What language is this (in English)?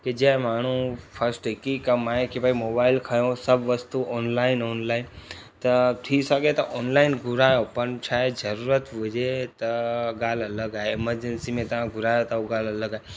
Sindhi